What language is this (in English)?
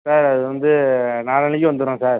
Tamil